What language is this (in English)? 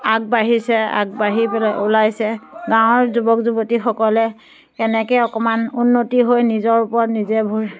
Assamese